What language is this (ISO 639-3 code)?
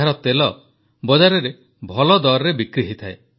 ori